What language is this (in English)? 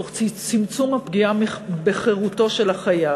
Hebrew